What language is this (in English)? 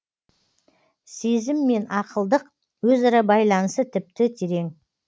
Kazakh